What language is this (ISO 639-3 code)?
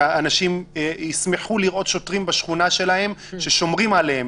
heb